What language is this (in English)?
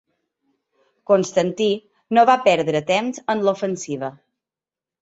Catalan